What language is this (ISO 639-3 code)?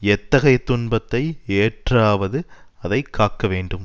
tam